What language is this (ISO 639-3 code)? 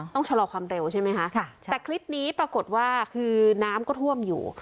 tha